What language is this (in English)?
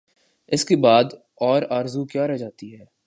Urdu